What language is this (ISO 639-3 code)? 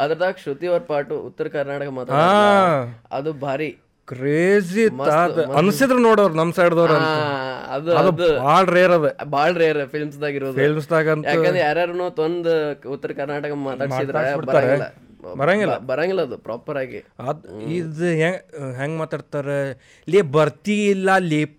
kan